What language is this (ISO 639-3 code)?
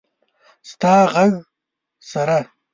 pus